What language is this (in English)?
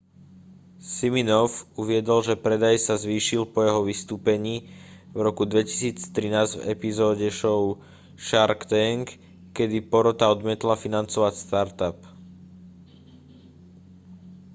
Slovak